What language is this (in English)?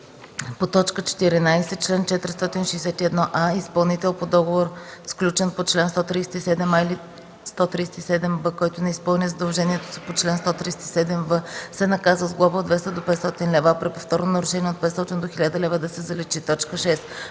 Bulgarian